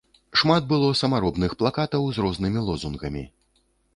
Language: Belarusian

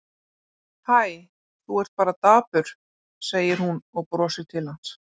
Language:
Icelandic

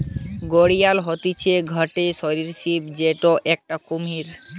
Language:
Bangla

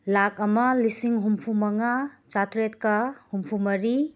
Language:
Manipuri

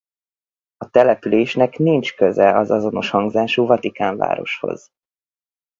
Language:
Hungarian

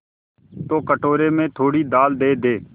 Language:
Hindi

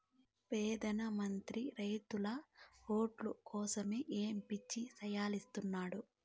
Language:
Telugu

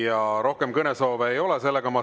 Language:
Estonian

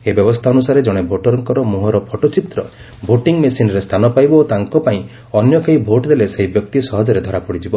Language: Odia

